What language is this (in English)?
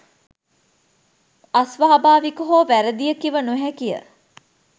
Sinhala